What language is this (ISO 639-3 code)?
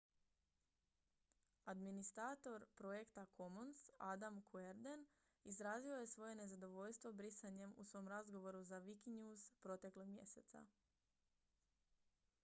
hrv